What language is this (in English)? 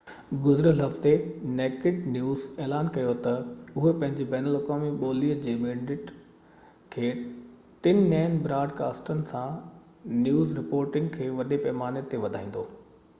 Sindhi